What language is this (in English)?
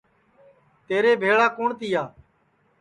Sansi